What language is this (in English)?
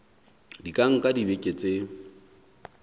Southern Sotho